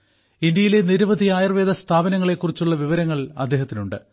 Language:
Malayalam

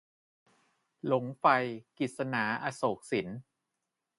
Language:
Thai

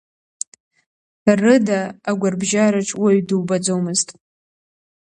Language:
Abkhazian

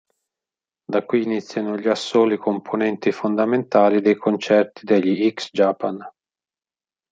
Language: Italian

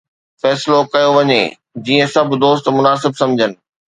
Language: Sindhi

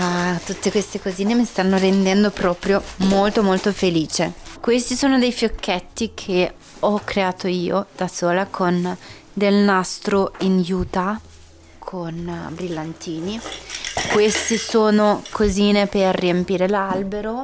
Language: Italian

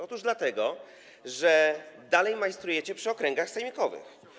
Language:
Polish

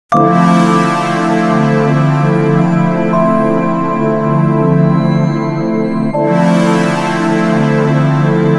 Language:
Spanish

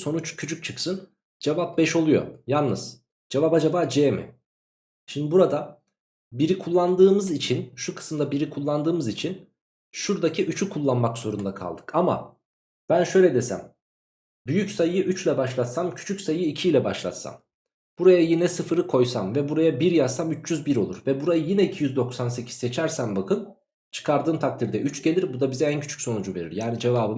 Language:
Turkish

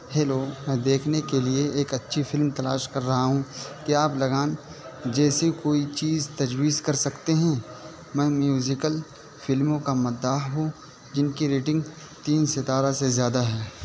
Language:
Urdu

